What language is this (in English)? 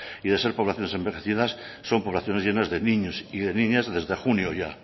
Spanish